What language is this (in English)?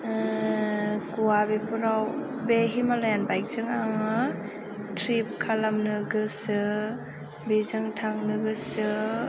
Bodo